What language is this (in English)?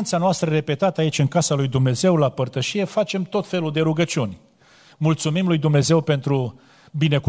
Romanian